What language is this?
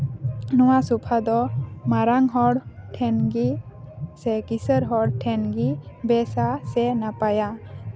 Santali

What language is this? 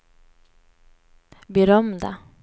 Swedish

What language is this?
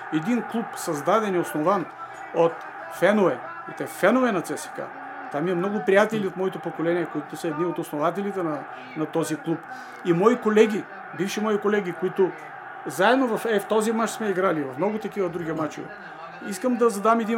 Bulgarian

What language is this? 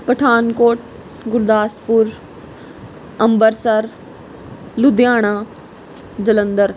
Punjabi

